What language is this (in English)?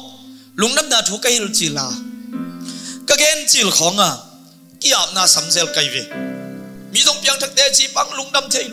Indonesian